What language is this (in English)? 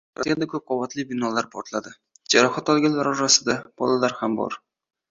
Uzbek